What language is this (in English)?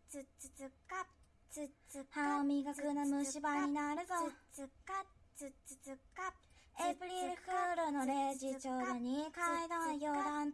Japanese